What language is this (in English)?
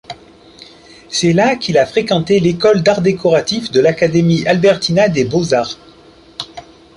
French